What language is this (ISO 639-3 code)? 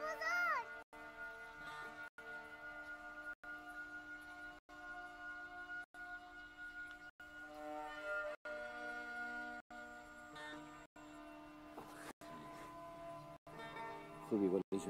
fas